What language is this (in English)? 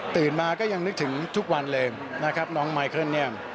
Thai